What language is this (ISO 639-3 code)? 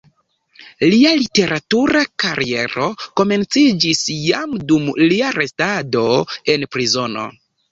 epo